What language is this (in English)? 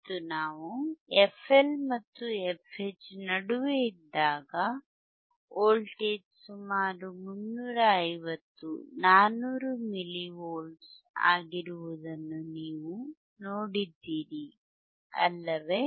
Kannada